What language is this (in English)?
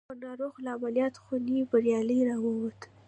Pashto